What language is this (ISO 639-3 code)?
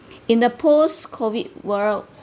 eng